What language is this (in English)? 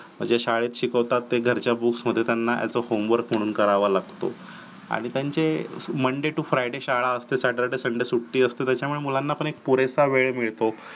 Marathi